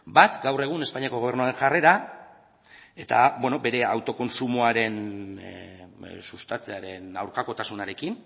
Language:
Basque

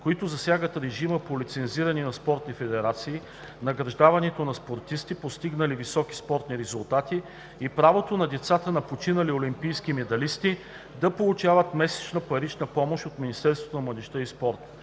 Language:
Bulgarian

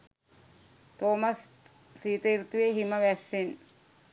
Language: Sinhala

